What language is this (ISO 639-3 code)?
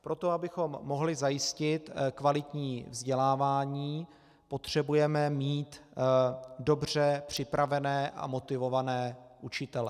ces